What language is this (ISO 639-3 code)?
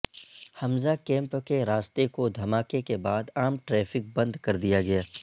urd